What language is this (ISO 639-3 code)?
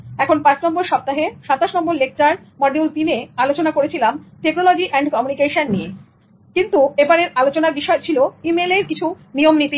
ben